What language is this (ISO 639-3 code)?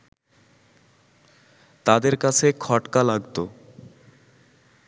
ben